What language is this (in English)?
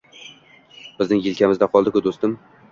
Uzbek